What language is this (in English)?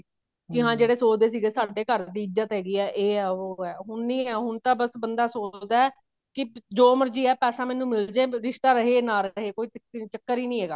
Punjabi